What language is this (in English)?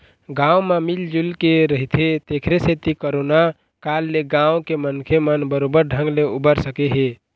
Chhattisgarhi